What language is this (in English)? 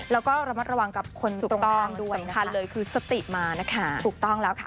Thai